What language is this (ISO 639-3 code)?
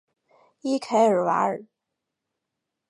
zho